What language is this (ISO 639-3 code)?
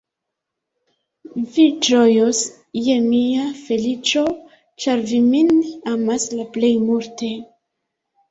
epo